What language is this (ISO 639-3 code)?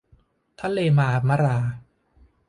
tha